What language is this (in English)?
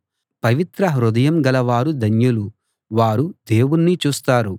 Telugu